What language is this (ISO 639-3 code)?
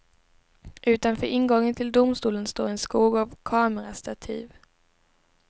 swe